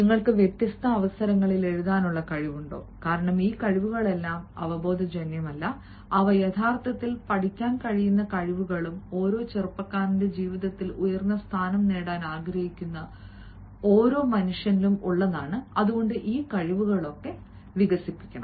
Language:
Malayalam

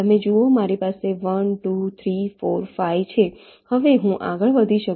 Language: Gujarati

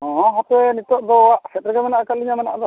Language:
Santali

